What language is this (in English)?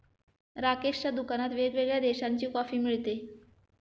Marathi